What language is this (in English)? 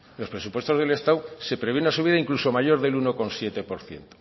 Spanish